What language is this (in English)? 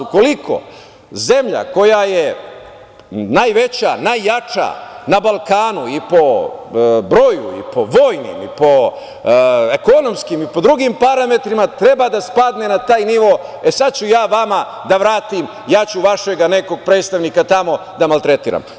Serbian